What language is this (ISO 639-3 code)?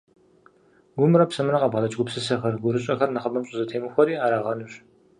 kbd